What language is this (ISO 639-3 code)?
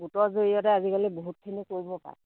asm